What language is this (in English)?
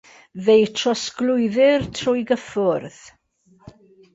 Welsh